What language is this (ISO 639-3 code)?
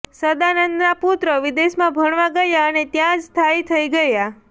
guj